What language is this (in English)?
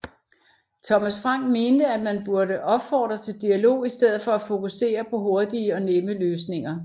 Danish